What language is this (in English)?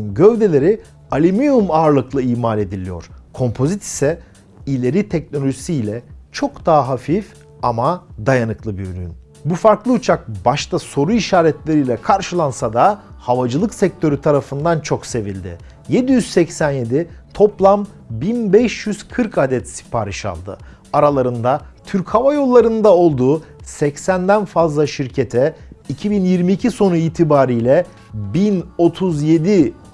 Turkish